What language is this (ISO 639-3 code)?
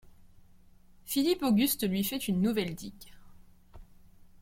fra